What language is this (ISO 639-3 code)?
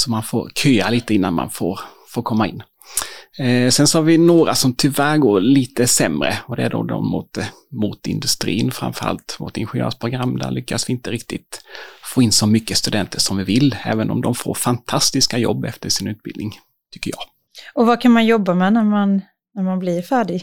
swe